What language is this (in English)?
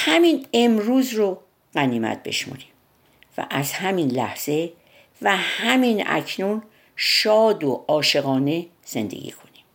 Persian